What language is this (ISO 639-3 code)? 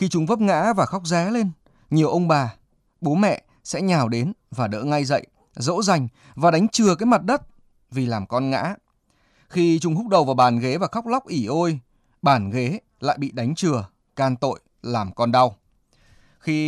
vie